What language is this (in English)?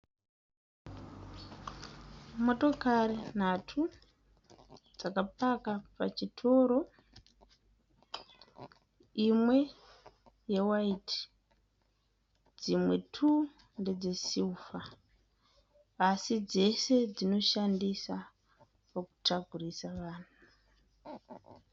Shona